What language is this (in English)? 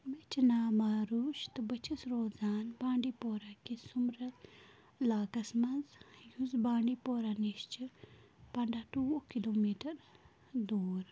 Kashmiri